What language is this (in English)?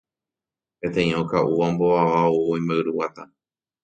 Guarani